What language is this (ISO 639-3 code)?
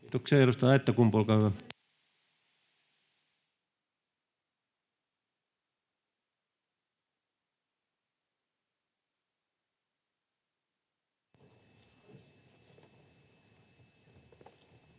fin